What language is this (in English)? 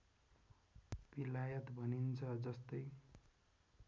Nepali